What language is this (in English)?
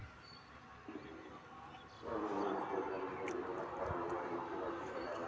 Magahi